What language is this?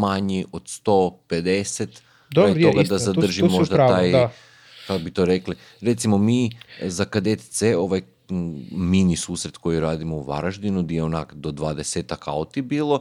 Croatian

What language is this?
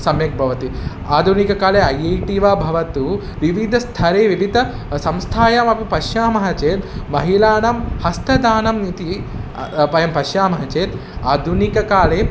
Sanskrit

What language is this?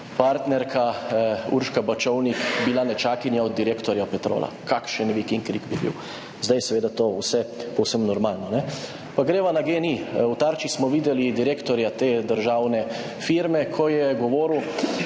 Slovenian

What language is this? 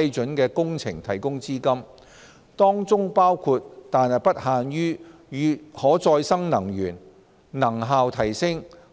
Cantonese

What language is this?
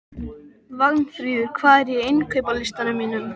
Icelandic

